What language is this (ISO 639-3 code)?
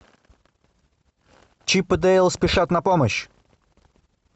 rus